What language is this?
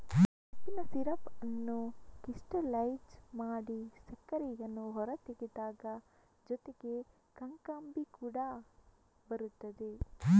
Kannada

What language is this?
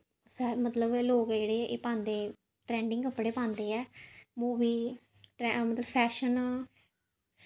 Dogri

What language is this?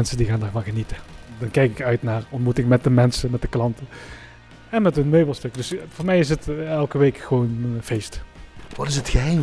Dutch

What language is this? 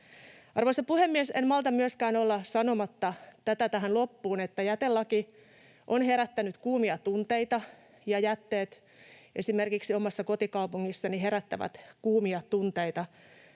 Finnish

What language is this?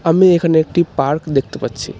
Bangla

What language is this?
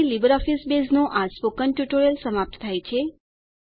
Gujarati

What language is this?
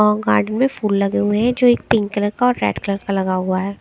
Hindi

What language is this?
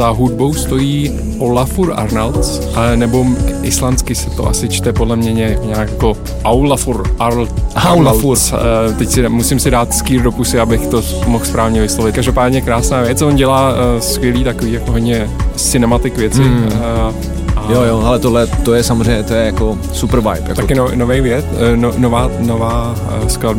Czech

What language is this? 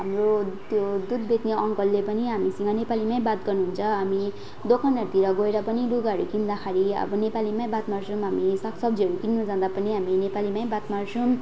Nepali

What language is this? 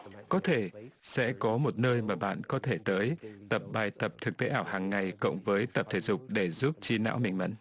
Vietnamese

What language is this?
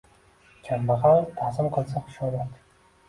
Uzbek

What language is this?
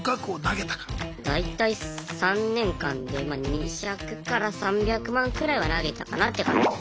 Japanese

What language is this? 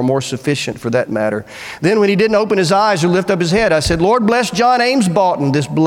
English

